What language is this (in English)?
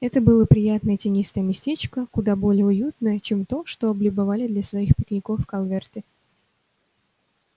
Russian